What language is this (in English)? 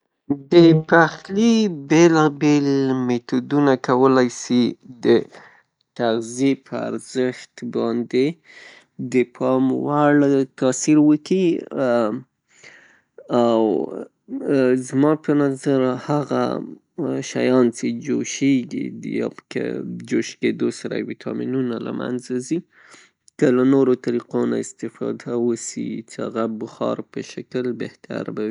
Pashto